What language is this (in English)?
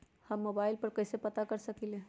Magahi